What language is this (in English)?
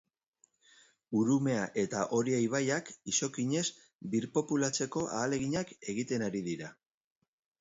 Basque